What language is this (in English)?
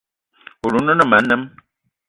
Eton (Cameroon)